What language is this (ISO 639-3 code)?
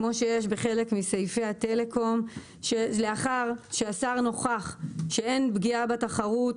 heb